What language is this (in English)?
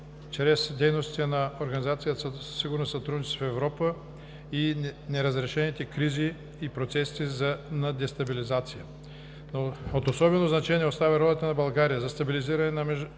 Bulgarian